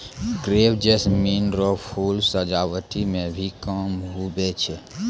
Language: Maithili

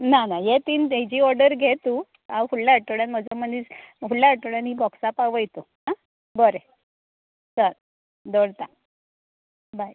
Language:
Konkani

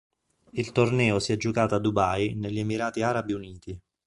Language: Italian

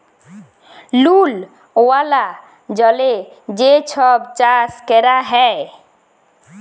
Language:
Bangla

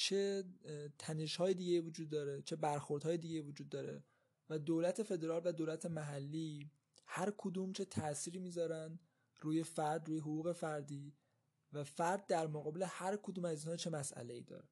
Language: Persian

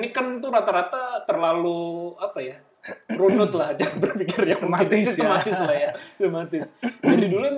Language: Indonesian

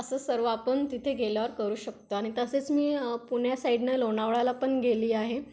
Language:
Marathi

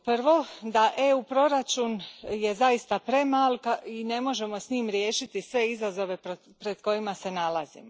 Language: Croatian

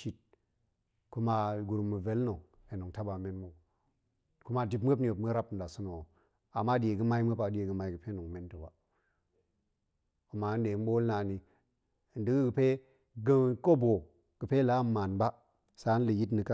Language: Goemai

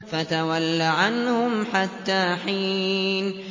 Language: Arabic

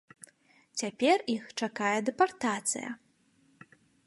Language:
Belarusian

